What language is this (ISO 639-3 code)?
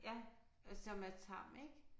dan